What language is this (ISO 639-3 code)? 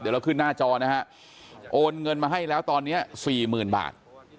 tha